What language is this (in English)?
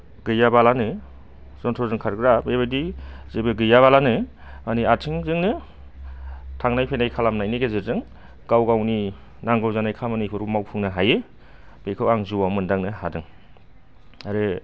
Bodo